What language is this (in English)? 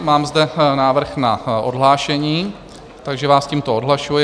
Czech